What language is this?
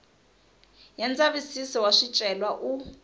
Tsonga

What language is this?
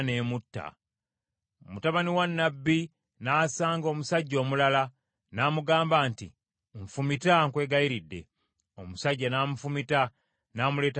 Ganda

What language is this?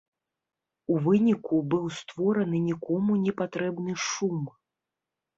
Belarusian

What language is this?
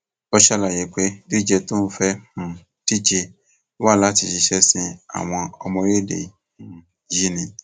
Yoruba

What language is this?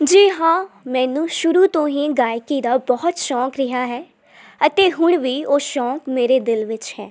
Punjabi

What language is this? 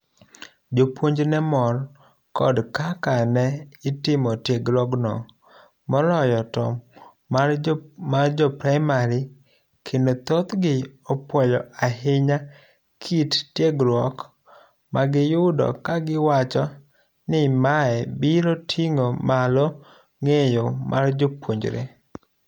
Luo (Kenya and Tanzania)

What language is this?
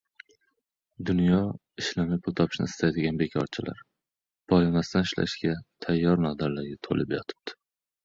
Uzbek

